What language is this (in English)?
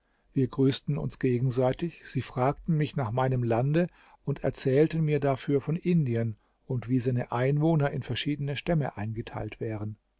German